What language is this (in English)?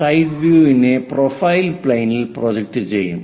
Malayalam